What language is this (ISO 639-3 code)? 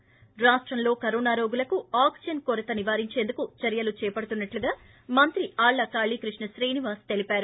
tel